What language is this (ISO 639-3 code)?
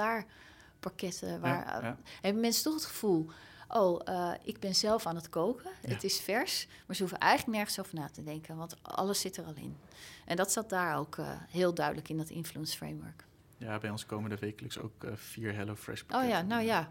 nld